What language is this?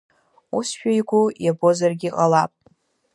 Abkhazian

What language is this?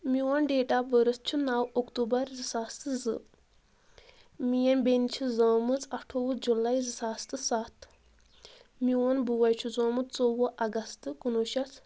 Kashmiri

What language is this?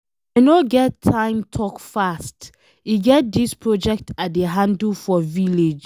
Nigerian Pidgin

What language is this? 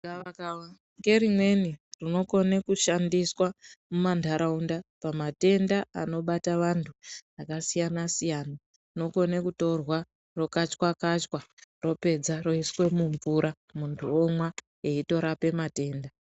Ndau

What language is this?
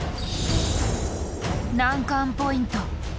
Japanese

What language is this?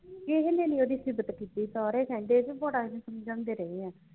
Punjabi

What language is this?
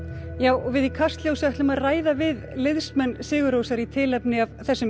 Icelandic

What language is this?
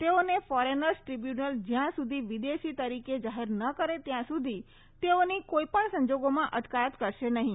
Gujarati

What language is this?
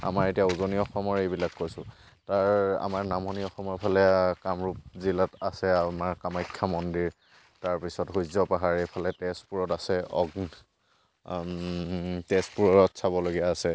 Assamese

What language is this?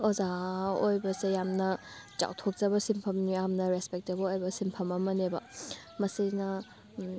Manipuri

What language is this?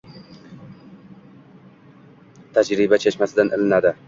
Uzbek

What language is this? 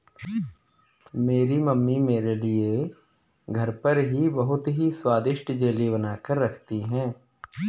Hindi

